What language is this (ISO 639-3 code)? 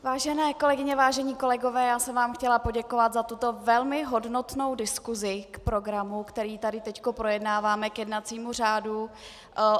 ces